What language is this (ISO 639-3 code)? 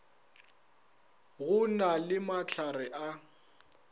nso